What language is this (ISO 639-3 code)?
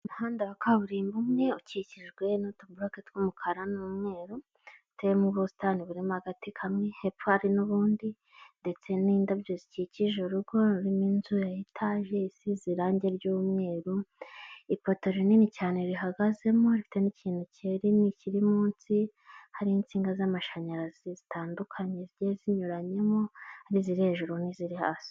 kin